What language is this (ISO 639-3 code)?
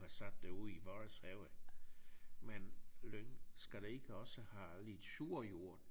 dan